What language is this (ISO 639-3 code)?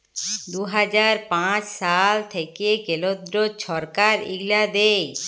ben